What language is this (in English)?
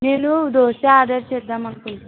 Telugu